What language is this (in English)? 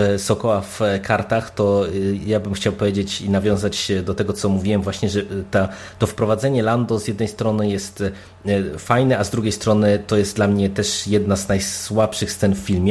Polish